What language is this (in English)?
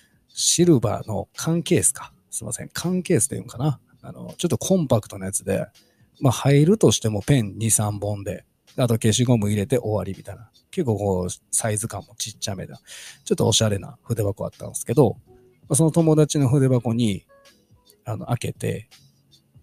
Japanese